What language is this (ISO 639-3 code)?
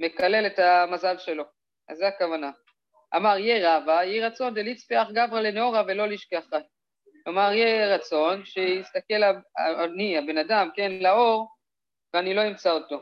heb